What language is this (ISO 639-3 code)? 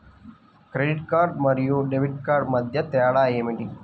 tel